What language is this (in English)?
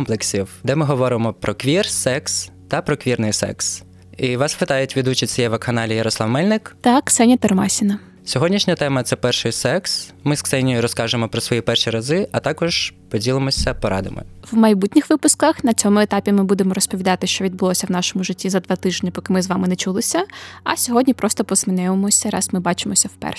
Ukrainian